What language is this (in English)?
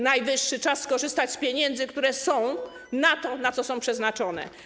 Polish